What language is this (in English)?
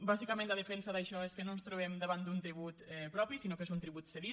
Catalan